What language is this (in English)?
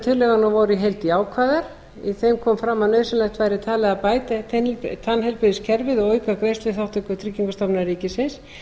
Icelandic